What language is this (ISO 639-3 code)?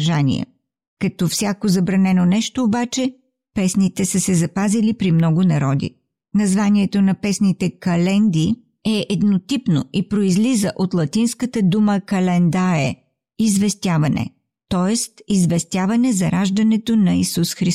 bul